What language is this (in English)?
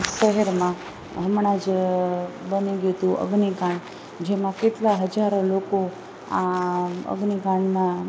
Gujarati